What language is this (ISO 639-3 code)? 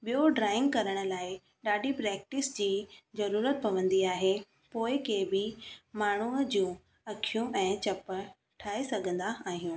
snd